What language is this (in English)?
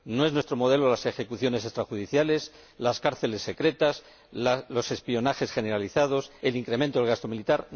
Spanish